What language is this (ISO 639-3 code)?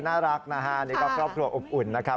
tha